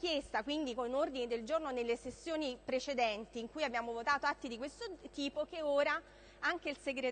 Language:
Italian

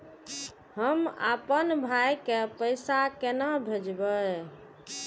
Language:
Maithili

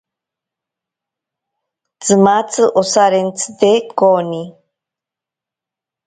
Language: Ashéninka Perené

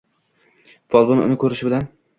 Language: Uzbek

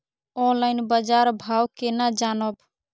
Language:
Maithili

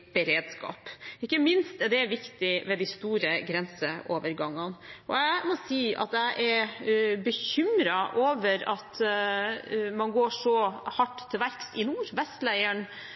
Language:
Norwegian Bokmål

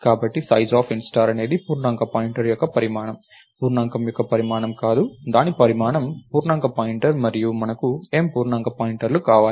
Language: Telugu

